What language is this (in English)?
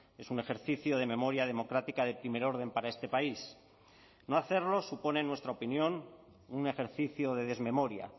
Spanish